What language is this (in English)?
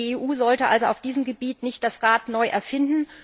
German